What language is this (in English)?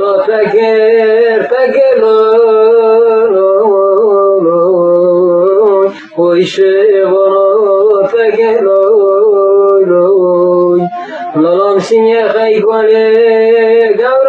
Kurdish